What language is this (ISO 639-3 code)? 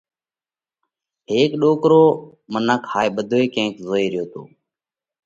kvx